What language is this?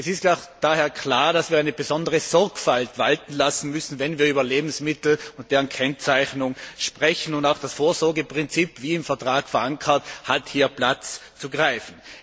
German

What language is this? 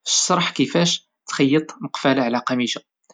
Moroccan Arabic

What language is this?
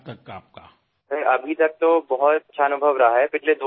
Assamese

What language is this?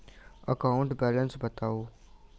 Maithili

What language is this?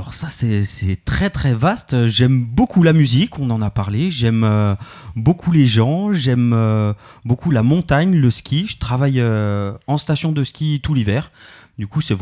French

